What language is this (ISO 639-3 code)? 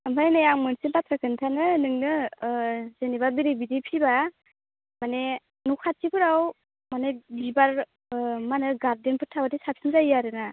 brx